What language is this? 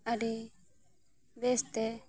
Santali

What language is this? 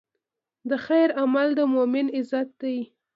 Pashto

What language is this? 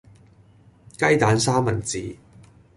Cantonese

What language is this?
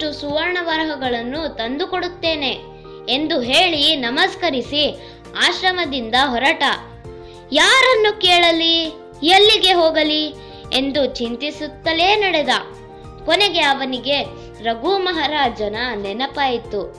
Kannada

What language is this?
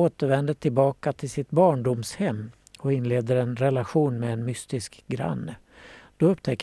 Swedish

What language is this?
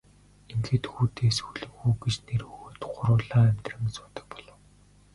Mongolian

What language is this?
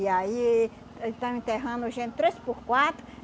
Portuguese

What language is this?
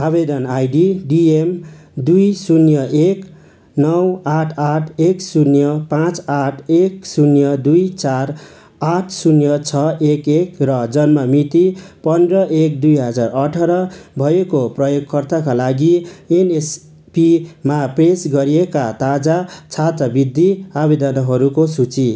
Nepali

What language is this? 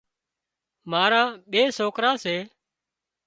Wadiyara Koli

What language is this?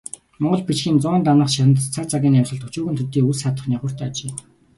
Mongolian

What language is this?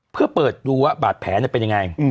Thai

